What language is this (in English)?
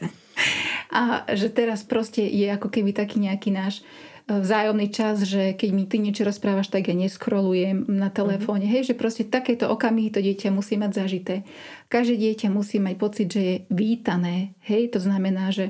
Slovak